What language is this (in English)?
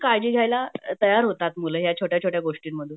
Marathi